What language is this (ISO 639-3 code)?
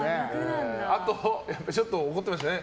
jpn